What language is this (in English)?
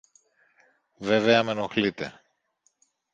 Greek